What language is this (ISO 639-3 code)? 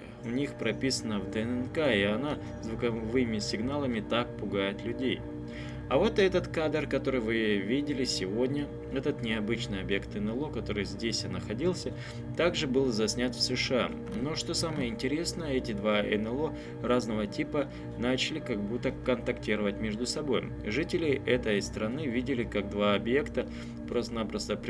rus